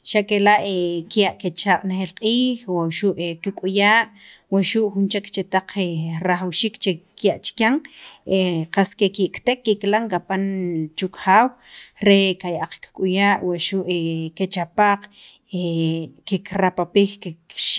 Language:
Sacapulteco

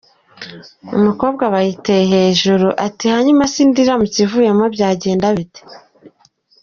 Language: Kinyarwanda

